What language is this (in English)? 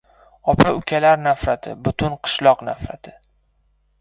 Uzbek